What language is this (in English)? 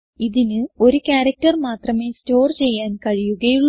Malayalam